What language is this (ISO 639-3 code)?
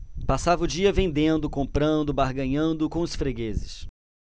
por